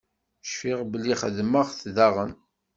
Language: Kabyle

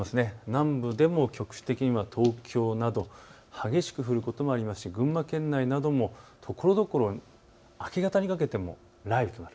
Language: Japanese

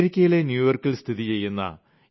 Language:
Malayalam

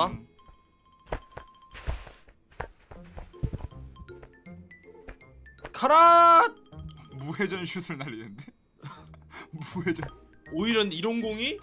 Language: Korean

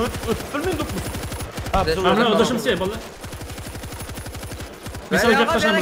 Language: Turkish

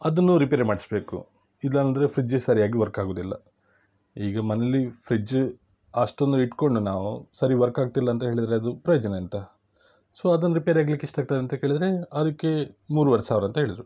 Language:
Kannada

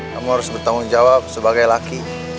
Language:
Indonesian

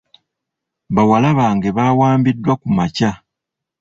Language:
Ganda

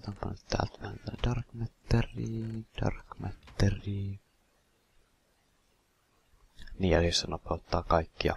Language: Finnish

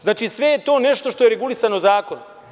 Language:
Serbian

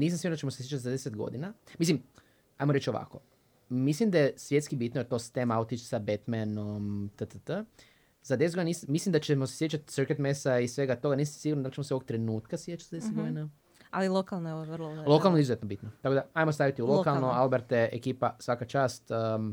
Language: Croatian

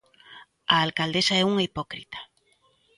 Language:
Galician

